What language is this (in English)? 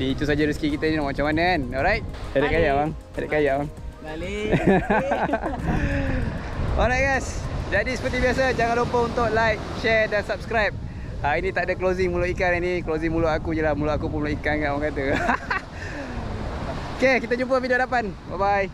Malay